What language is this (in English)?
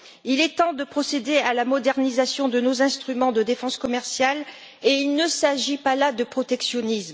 French